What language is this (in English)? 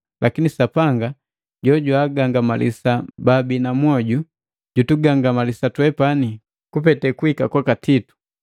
Matengo